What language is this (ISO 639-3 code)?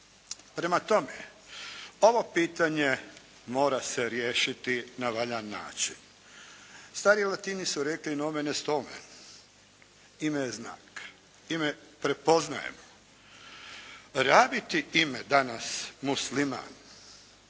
hrv